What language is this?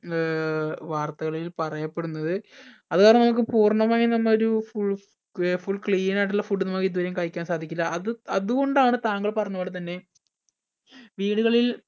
Malayalam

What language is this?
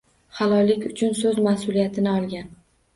Uzbek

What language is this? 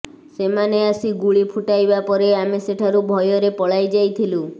Odia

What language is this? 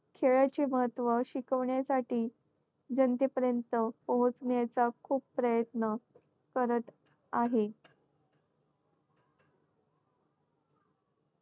Marathi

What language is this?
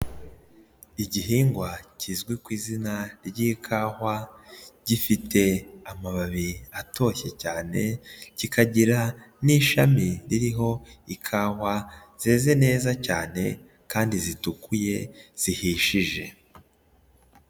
Kinyarwanda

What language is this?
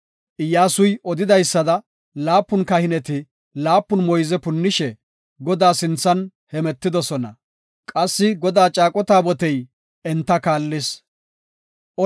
Gofa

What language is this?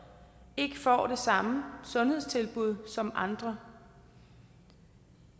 Danish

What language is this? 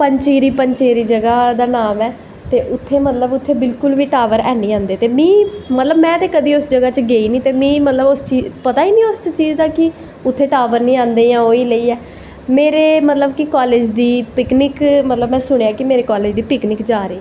Dogri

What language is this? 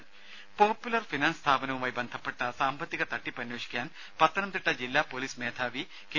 Malayalam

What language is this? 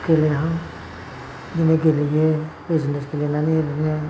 Bodo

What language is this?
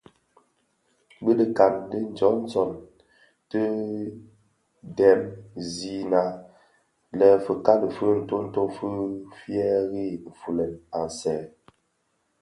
Bafia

